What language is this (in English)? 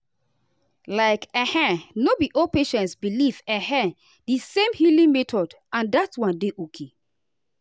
Nigerian Pidgin